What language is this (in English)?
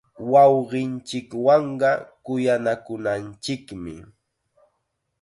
Chiquián Ancash Quechua